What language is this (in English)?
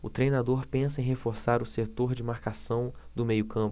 Portuguese